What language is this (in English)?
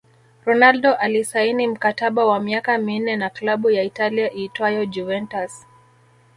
Swahili